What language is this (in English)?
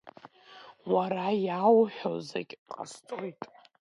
Abkhazian